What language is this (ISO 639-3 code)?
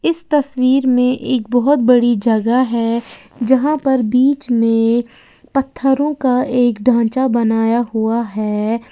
hin